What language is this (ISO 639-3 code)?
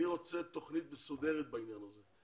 heb